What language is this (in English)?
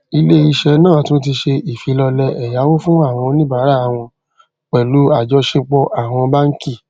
Yoruba